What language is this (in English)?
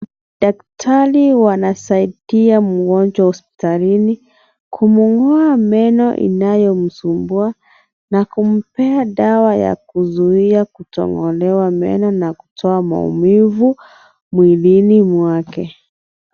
Swahili